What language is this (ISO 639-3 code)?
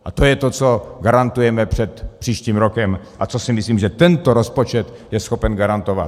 ces